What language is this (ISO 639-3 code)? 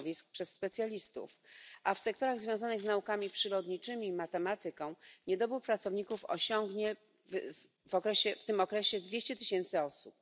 pol